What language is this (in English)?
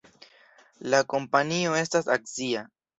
Esperanto